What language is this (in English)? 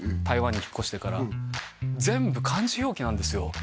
Japanese